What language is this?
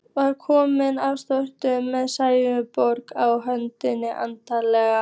Icelandic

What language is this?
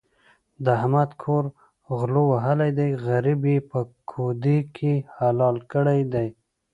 Pashto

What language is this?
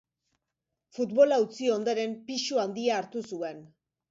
Basque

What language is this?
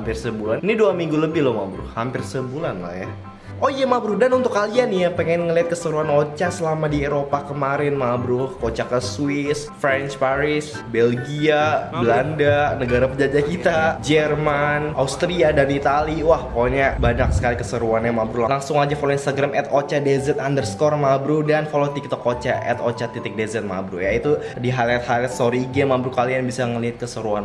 Indonesian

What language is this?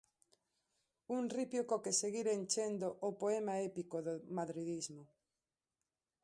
Galician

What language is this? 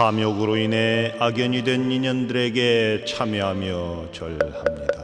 Korean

